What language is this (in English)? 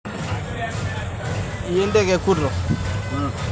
Masai